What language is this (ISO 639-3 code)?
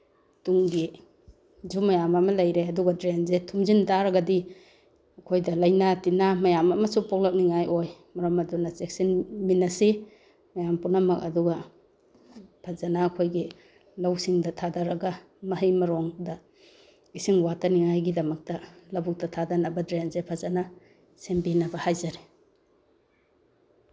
mni